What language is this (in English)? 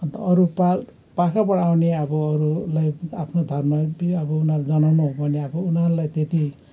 Nepali